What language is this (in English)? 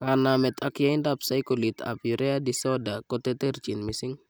Kalenjin